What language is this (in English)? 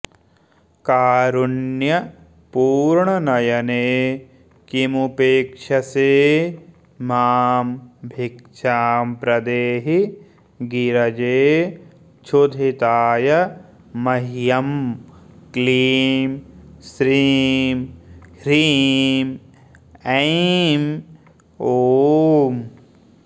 Sanskrit